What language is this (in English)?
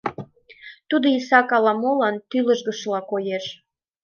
Mari